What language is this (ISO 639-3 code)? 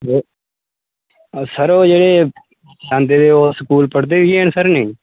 doi